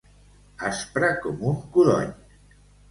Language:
Catalan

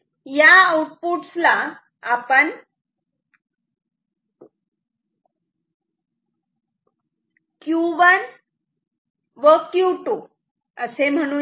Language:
Marathi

